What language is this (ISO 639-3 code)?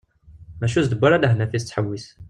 kab